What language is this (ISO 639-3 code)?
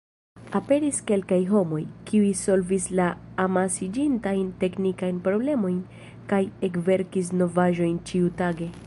epo